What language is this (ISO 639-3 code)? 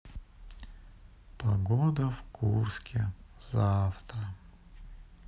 rus